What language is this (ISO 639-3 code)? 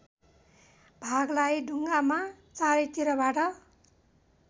nep